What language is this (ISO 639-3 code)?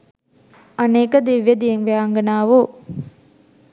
sin